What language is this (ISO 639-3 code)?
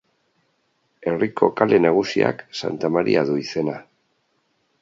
eus